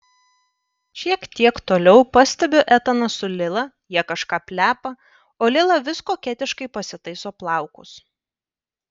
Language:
Lithuanian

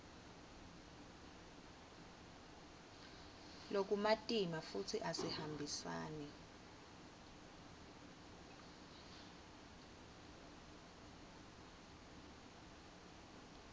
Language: Swati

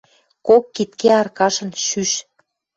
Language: Western Mari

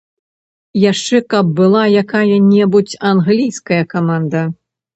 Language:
Belarusian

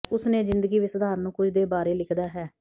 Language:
Punjabi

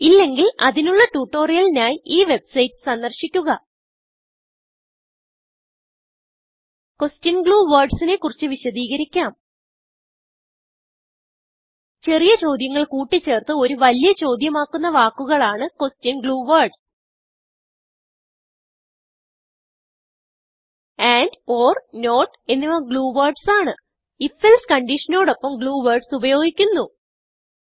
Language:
Malayalam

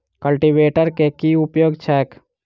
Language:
Maithili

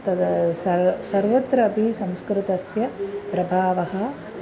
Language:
Sanskrit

